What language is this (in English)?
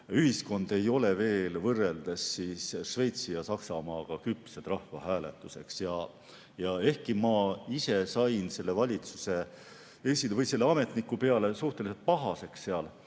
Estonian